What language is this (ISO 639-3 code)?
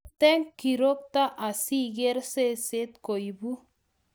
kln